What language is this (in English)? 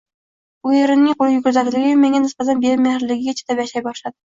Uzbek